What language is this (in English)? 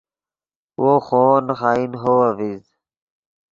Yidgha